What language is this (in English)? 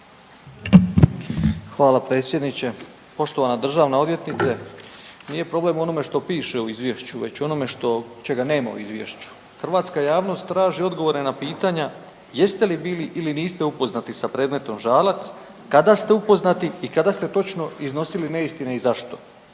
Croatian